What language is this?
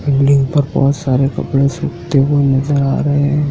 Hindi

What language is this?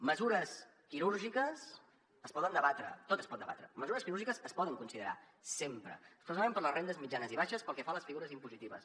Catalan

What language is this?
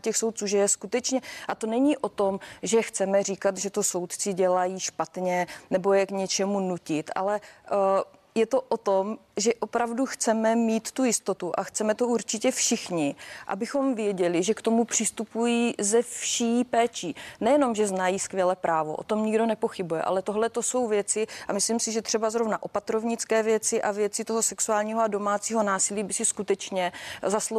Czech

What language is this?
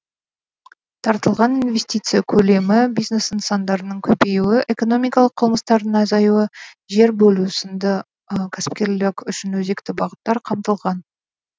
Kazakh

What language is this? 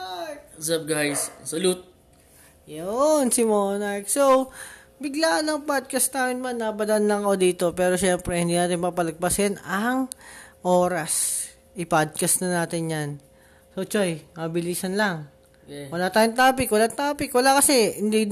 Filipino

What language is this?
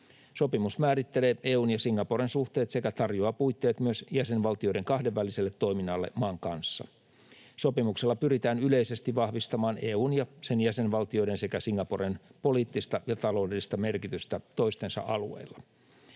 Finnish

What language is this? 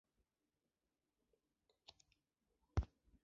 Chinese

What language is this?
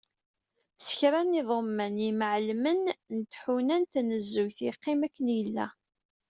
Kabyle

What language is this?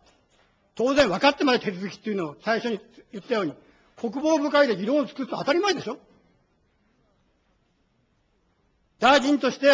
Japanese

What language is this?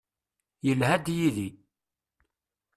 Kabyle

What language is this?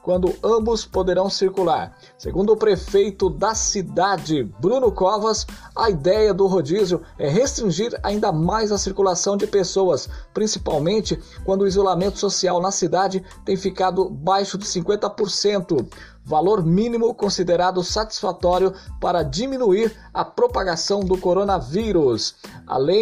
Portuguese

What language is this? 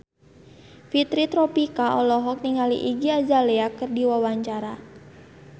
Sundanese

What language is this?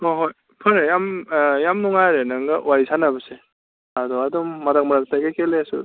Manipuri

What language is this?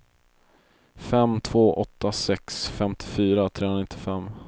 Swedish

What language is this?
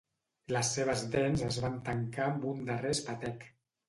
Catalan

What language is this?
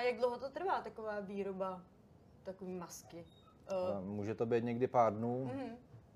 Czech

